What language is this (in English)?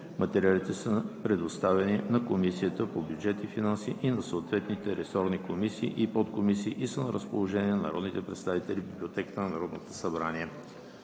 Bulgarian